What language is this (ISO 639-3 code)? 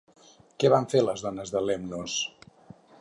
cat